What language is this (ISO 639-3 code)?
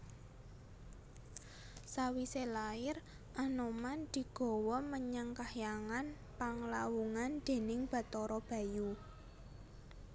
jav